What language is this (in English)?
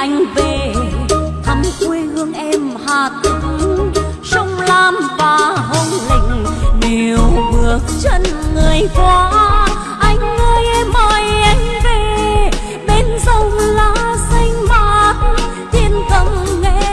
Vietnamese